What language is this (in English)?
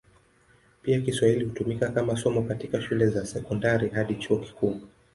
Swahili